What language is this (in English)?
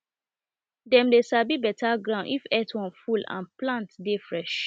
Nigerian Pidgin